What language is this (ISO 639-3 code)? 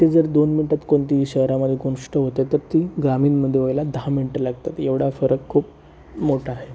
mar